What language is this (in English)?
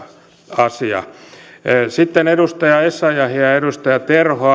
Finnish